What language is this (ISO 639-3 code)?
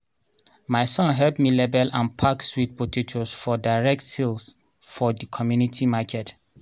pcm